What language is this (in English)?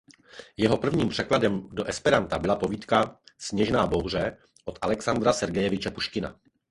Czech